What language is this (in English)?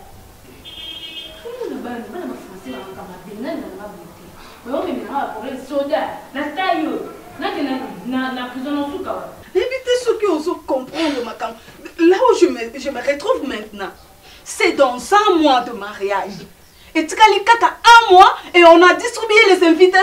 French